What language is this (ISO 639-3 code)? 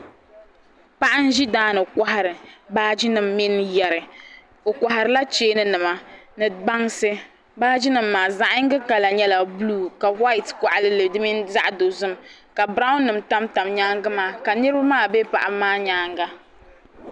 dag